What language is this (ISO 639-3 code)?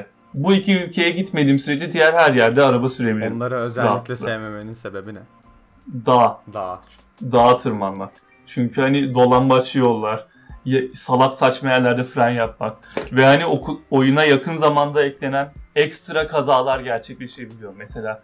tur